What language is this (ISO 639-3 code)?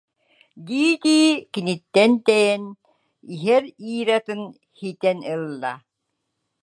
sah